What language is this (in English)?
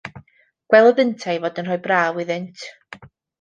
Welsh